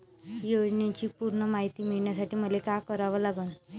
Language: Marathi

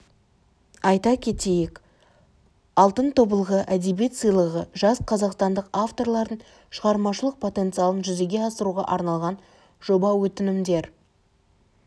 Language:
Kazakh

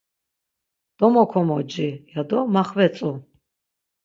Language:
Laz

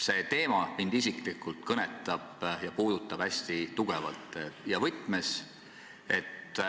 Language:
Estonian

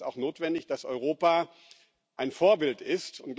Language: German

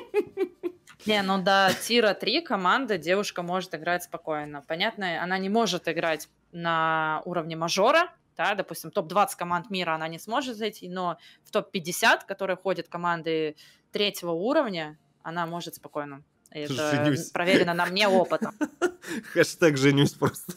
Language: Russian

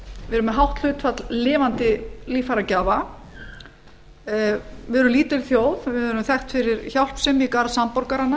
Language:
Icelandic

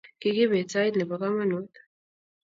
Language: Kalenjin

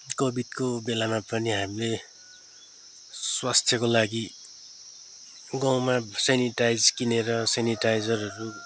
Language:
Nepali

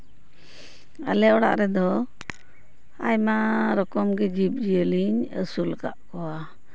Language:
Santali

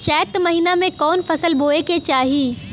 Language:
Bhojpuri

